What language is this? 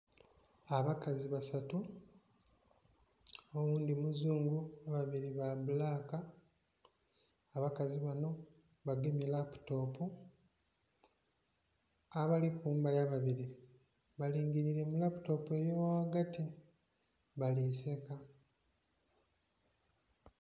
Soga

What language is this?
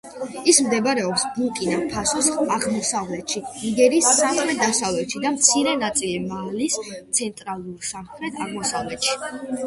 Georgian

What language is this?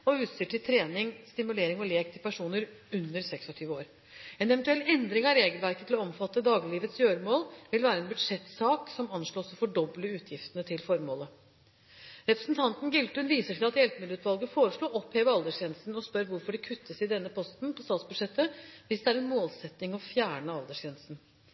Norwegian Bokmål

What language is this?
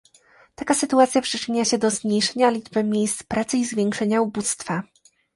Polish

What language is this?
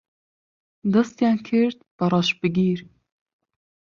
Central Kurdish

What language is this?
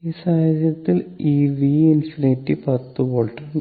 Malayalam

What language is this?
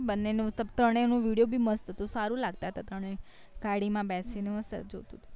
Gujarati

